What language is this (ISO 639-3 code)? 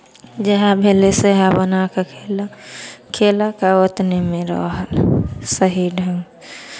mai